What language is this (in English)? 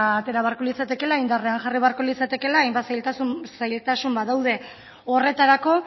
Basque